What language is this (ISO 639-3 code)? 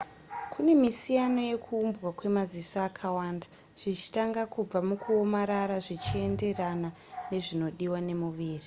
sna